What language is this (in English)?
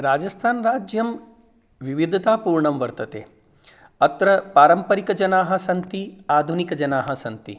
Sanskrit